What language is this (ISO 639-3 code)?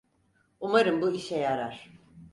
tur